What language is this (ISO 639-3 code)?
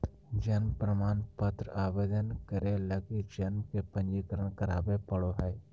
mag